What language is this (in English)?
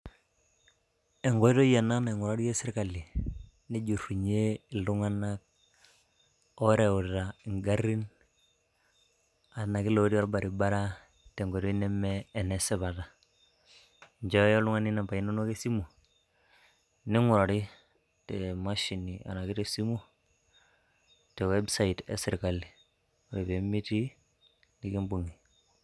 Masai